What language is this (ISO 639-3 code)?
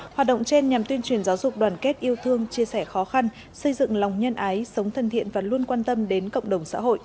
vie